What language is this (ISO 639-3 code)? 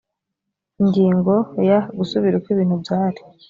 kin